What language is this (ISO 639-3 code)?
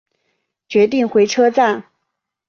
zho